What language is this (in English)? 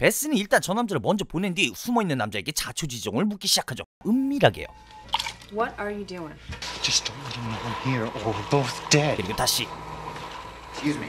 Korean